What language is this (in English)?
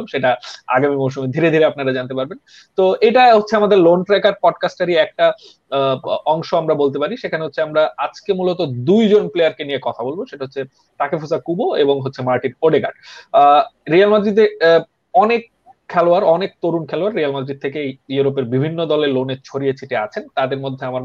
Bangla